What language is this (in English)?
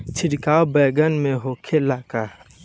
Bhojpuri